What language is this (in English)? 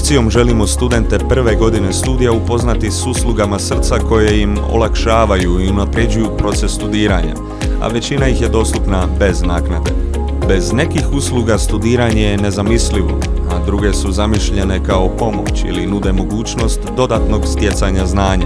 Croatian